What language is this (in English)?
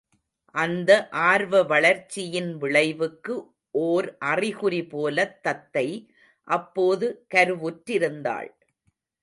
Tamil